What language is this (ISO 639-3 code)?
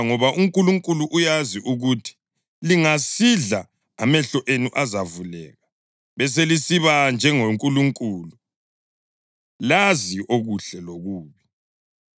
nde